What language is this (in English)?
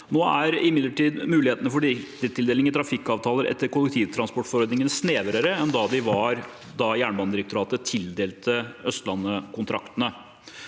Norwegian